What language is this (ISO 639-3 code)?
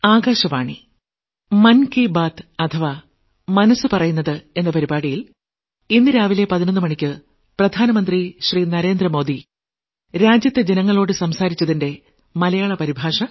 mal